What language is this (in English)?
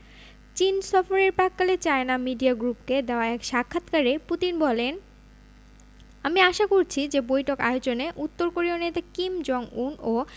Bangla